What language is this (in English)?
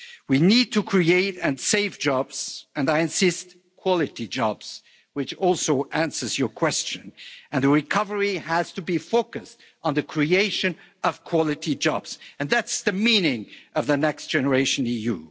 English